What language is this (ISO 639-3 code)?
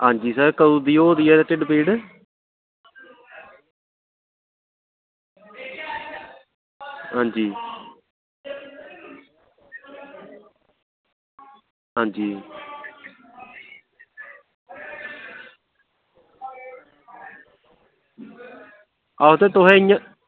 doi